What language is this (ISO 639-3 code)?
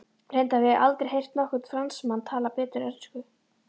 isl